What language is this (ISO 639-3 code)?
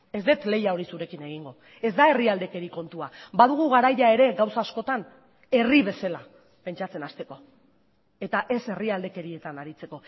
eus